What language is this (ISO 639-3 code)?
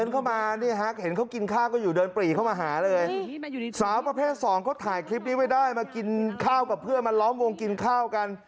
tha